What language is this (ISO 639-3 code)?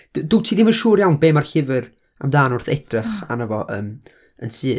cym